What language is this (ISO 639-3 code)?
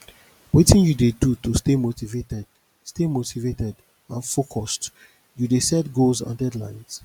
pcm